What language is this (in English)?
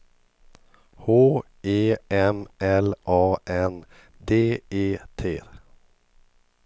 Swedish